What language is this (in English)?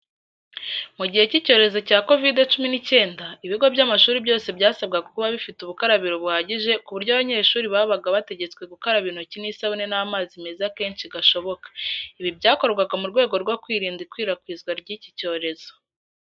Kinyarwanda